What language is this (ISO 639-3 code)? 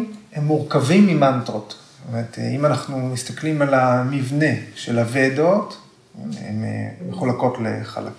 heb